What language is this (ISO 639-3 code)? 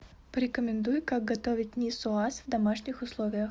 rus